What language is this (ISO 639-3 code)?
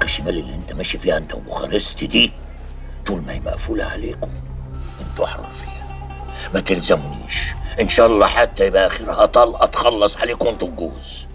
ara